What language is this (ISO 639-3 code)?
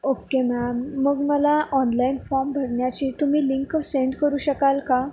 mar